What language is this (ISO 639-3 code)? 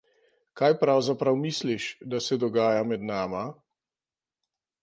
slv